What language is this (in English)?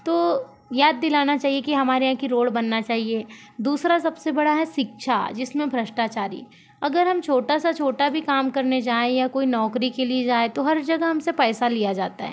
Hindi